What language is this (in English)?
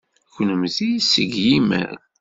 Kabyle